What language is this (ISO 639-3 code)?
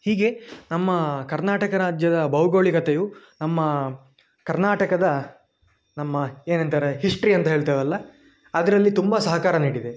kan